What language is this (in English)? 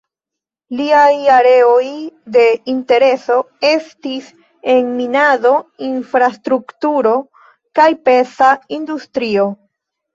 Esperanto